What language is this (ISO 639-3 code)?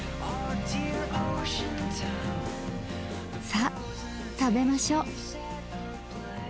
jpn